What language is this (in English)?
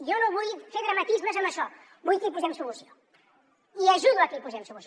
Catalan